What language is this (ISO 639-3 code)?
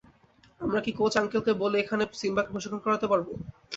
ben